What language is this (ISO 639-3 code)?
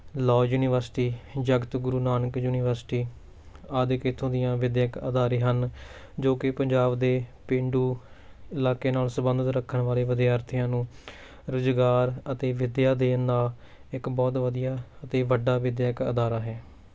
pan